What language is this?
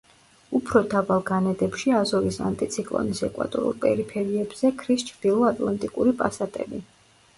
Georgian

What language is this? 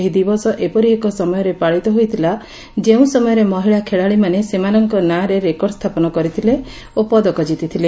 Odia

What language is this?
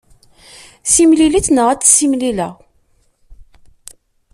Kabyle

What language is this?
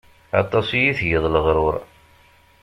Kabyle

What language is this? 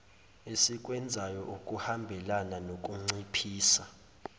Zulu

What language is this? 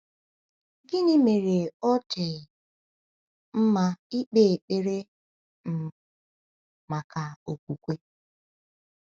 Igbo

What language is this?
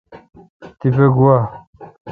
Kalkoti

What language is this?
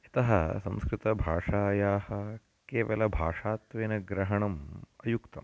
Sanskrit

